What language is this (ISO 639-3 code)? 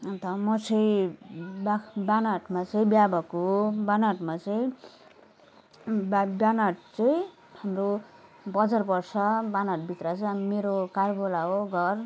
nep